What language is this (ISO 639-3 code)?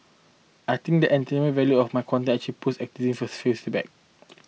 eng